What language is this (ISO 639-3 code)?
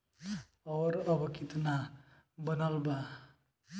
bho